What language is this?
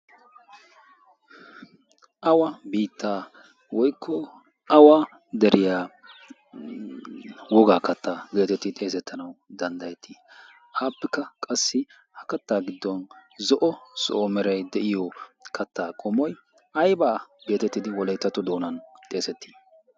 Wolaytta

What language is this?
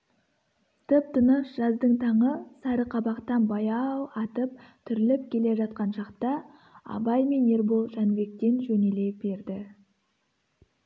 Kazakh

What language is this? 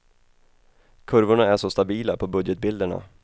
Swedish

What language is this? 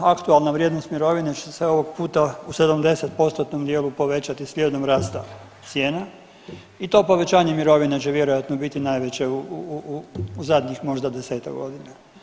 Croatian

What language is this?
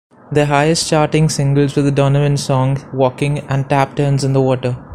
English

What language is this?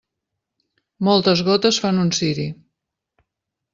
Catalan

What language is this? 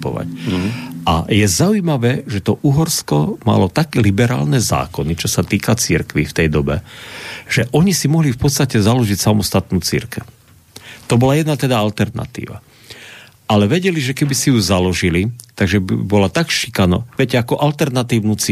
Slovak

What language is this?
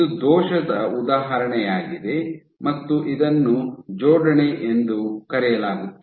Kannada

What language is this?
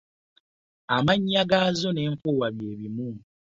Ganda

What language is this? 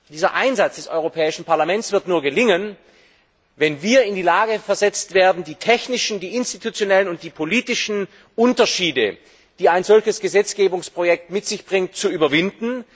German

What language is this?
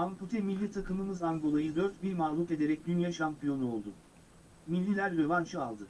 Turkish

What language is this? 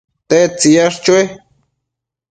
Matsés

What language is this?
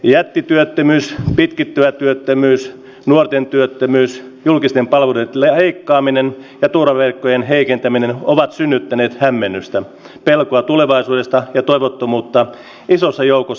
Finnish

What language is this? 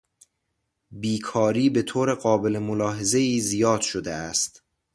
Persian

